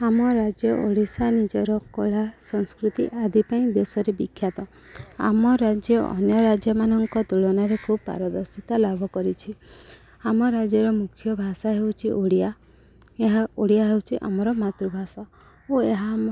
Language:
Odia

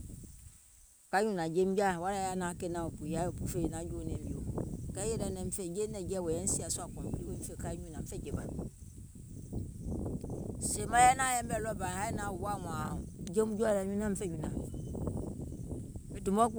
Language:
Gola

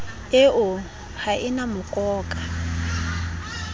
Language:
Southern Sotho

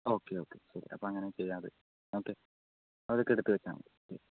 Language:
Malayalam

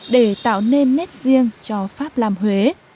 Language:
Vietnamese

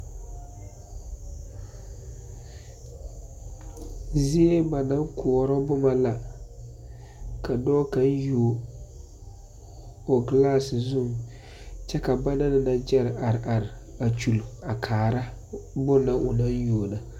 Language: Southern Dagaare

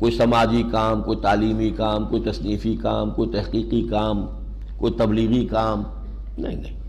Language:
Urdu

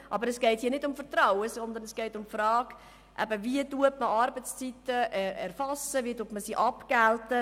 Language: Swiss German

